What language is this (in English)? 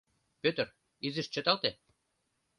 Mari